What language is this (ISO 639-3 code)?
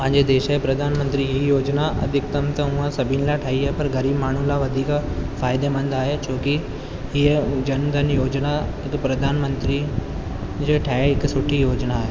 snd